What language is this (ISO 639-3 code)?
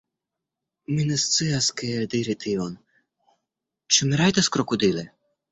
epo